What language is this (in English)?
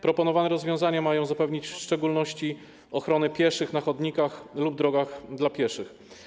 Polish